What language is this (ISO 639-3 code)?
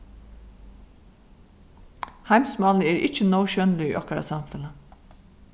fao